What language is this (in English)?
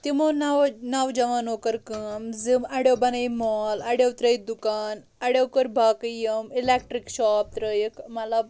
Kashmiri